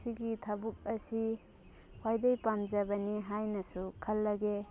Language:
Manipuri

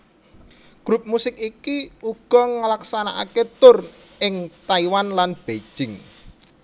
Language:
Javanese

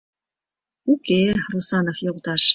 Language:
Mari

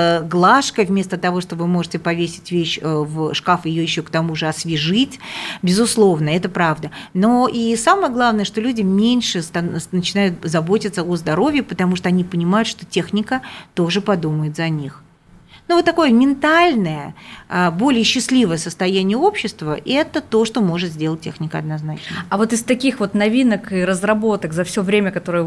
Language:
Russian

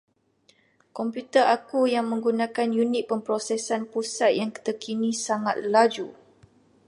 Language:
Malay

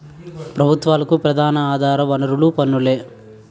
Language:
Telugu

